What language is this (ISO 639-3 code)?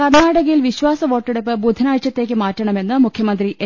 mal